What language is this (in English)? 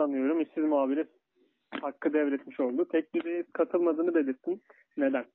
Turkish